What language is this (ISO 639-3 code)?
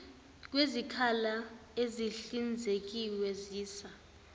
zul